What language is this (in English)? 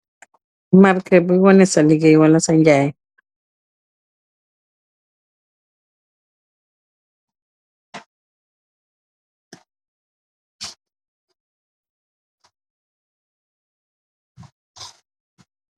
Wolof